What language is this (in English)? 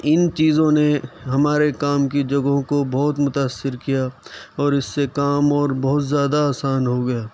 Urdu